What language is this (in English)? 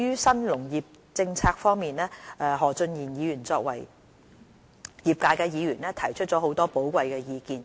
Cantonese